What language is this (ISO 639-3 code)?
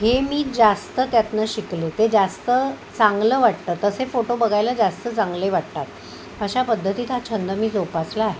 mar